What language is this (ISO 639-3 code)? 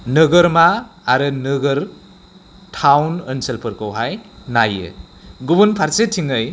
brx